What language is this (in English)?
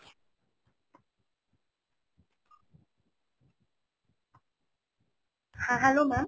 Bangla